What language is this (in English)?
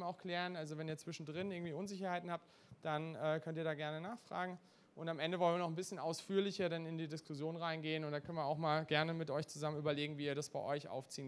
German